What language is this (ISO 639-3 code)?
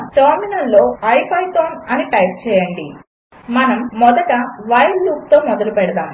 tel